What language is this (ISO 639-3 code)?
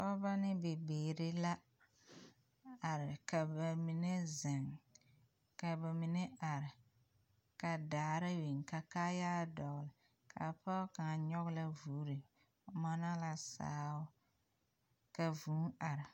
dga